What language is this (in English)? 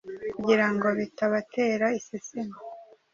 Kinyarwanda